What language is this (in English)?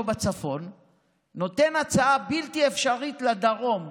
Hebrew